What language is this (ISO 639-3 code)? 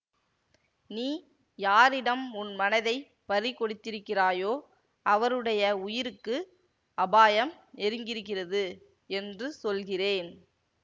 tam